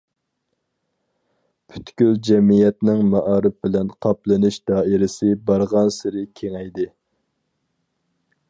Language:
Uyghur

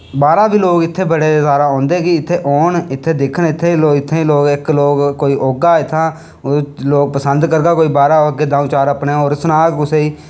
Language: Dogri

